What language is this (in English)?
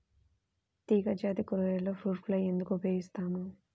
Telugu